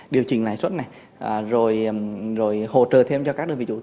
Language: Vietnamese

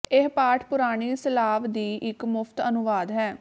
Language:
Punjabi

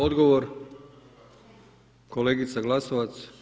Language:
Croatian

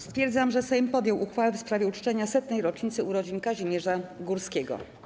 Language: Polish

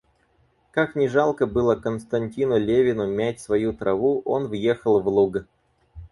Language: Russian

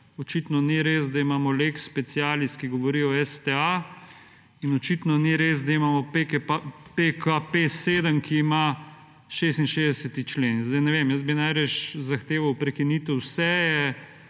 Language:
Slovenian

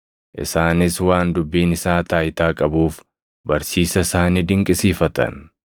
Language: Oromo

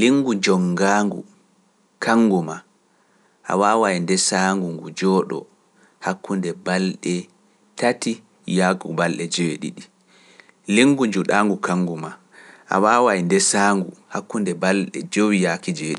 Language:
Pular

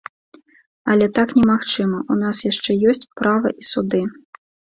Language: Belarusian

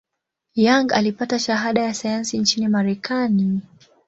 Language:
Swahili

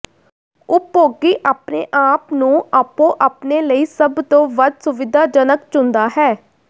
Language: Punjabi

